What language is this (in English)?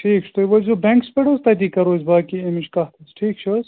Kashmiri